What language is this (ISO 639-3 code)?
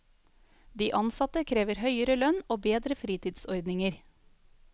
nor